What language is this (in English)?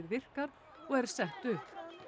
Icelandic